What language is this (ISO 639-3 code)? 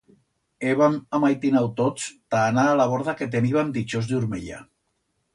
arg